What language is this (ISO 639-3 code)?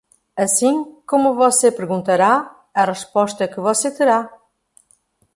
por